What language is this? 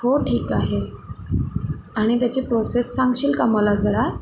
Marathi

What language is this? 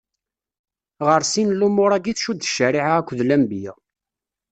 Kabyle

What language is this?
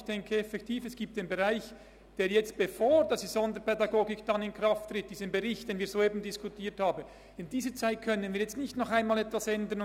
Swiss German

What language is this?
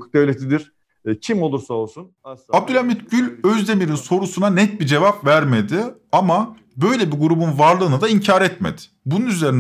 Turkish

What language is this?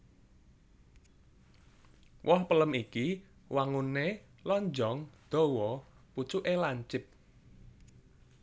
Javanese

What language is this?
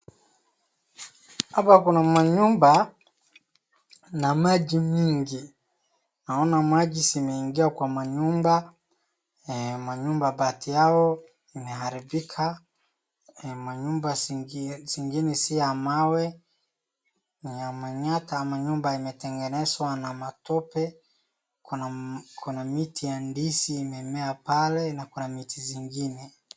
Swahili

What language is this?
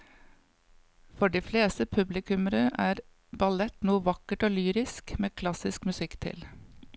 Norwegian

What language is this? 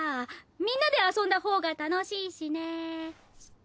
Japanese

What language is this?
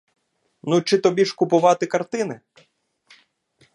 Ukrainian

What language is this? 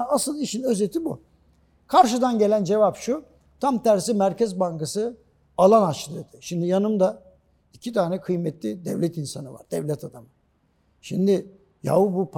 Turkish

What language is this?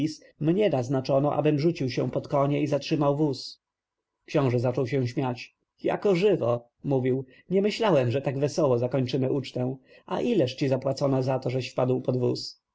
Polish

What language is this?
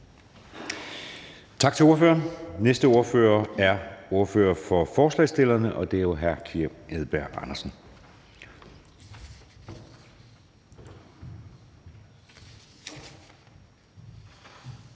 Danish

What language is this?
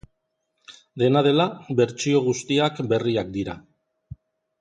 Basque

